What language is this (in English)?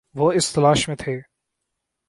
Urdu